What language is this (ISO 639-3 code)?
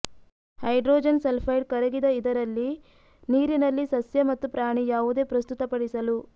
kan